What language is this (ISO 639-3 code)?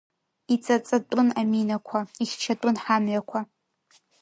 abk